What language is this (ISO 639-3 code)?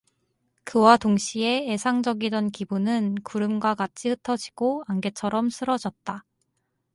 kor